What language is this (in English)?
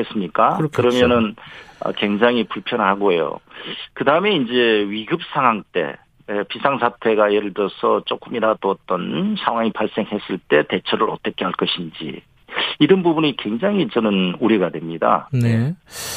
Korean